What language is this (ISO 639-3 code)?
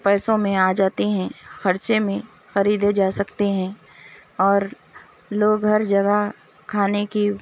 urd